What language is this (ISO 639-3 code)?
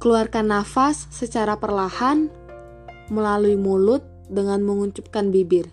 ind